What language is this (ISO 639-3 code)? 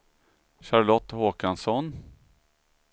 swe